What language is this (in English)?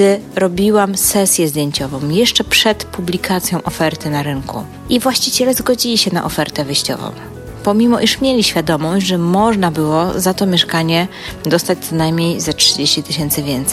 Polish